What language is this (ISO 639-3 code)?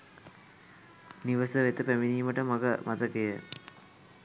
sin